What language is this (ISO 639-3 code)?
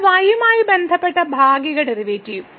mal